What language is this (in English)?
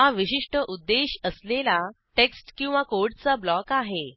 Marathi